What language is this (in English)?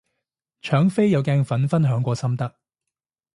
Cantonese